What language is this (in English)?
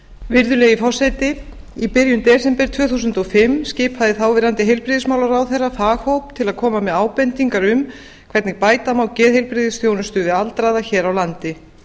Icelandic